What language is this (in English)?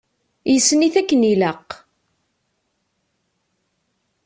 Kabyle